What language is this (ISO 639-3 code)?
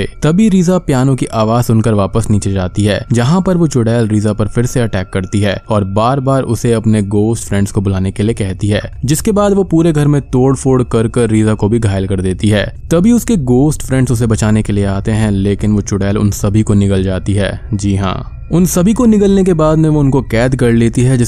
hin